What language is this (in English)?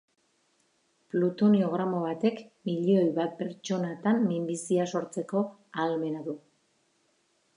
Basque